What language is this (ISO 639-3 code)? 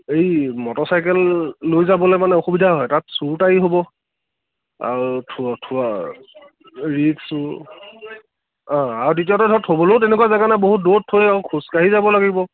asm